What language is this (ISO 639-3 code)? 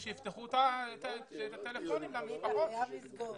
heb